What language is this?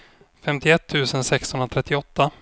Swedish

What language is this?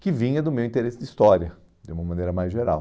Portuguese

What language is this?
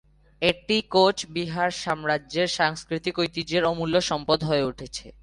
Bangla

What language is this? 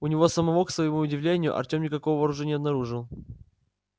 Russian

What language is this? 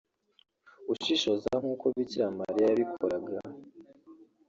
Kinyarwanda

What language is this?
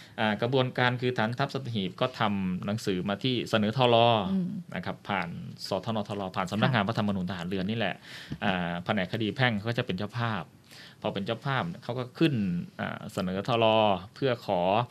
Thai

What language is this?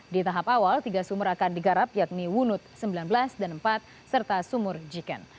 Indonesian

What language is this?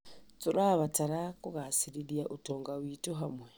Kikuyu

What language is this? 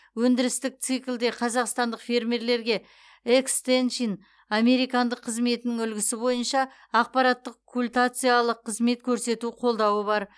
Kazakh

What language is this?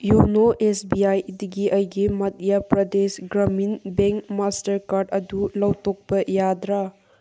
Manipuri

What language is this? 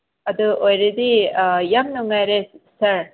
Manipuri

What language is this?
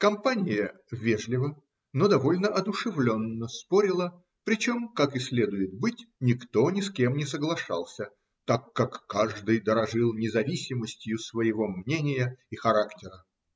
Russian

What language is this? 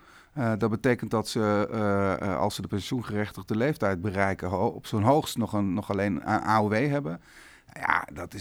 Dutch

